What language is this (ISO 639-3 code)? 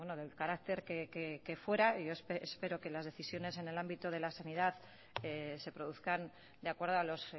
spa